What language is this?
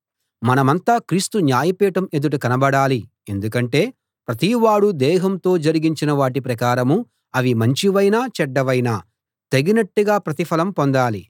Telugu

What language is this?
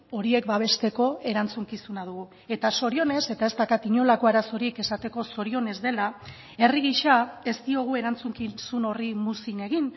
Basque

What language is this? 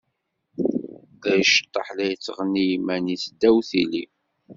Kabyle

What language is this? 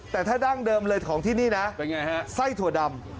Thai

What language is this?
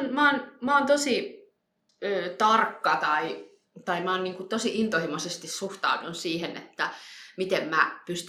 Finnish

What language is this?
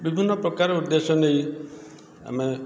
Odia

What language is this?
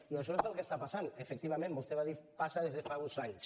Catalan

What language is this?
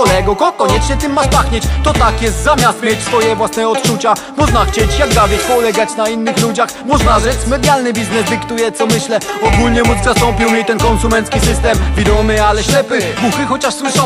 Polish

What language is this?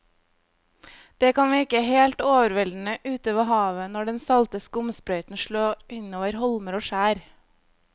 Norwegian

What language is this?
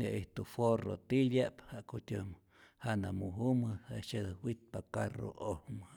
Rayón Zoque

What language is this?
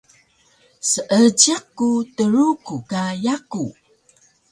Taroko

